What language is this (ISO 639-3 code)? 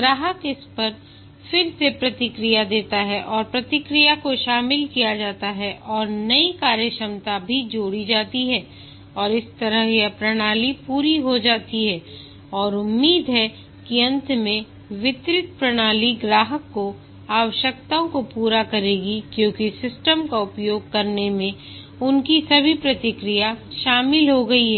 hin